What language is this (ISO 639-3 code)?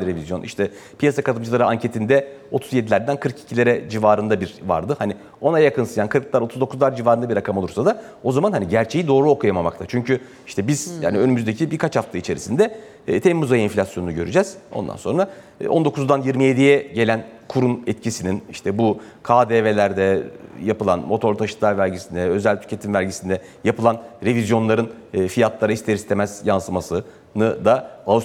tur